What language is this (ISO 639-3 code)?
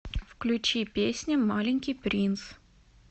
rus